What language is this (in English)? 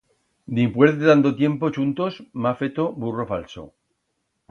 Aragonese